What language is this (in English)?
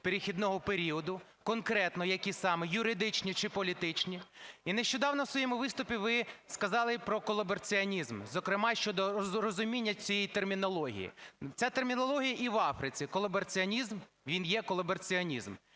Ukrainian